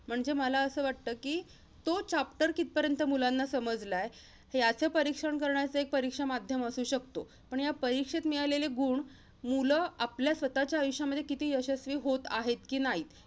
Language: Marathi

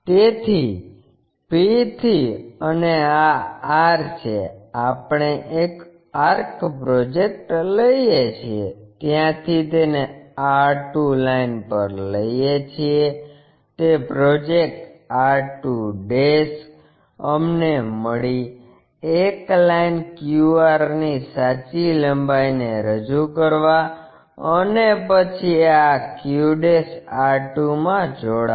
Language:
Gujarati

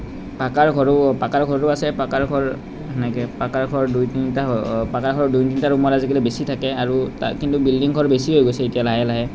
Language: Assamese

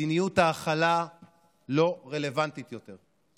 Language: Hebrew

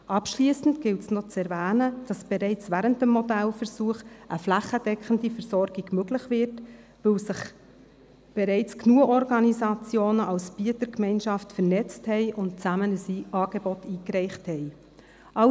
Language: Swiss German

